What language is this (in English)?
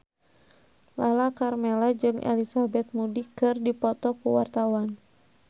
Sundanese